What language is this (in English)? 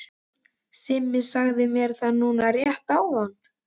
Icelandic